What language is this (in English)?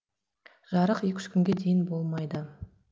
Kazakh